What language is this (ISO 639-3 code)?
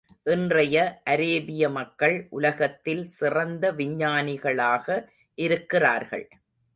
tam